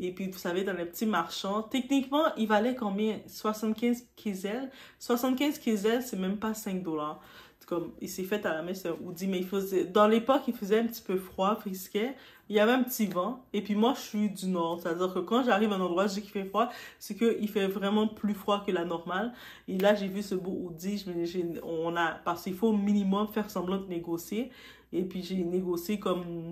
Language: French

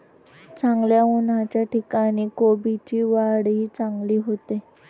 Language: Marathi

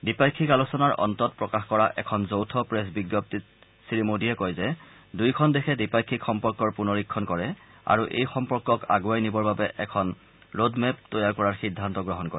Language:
Assamese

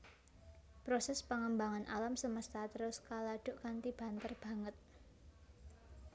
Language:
Javanese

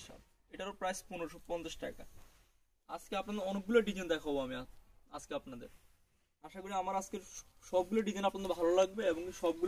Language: Hindi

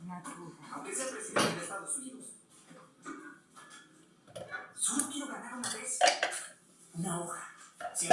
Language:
Spanish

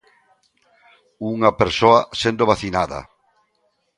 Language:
Galician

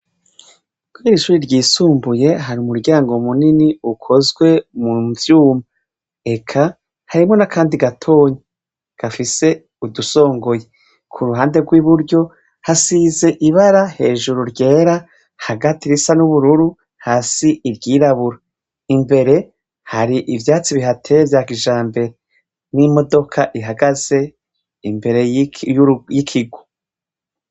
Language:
Rundi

